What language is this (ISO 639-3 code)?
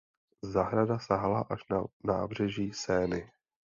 ces